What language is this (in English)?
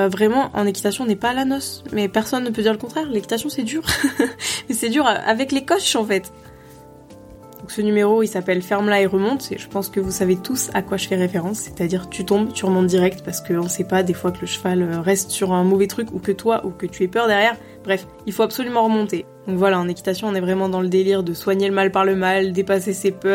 French